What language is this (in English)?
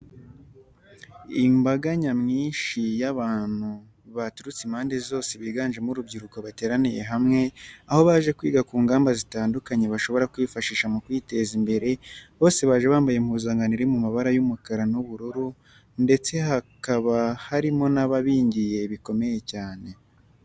Kinyarwanda